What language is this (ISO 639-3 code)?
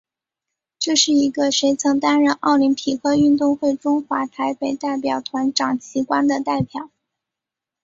zho